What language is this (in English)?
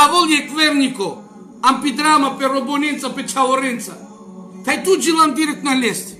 Romanian